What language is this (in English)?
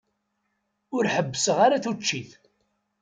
Kabyle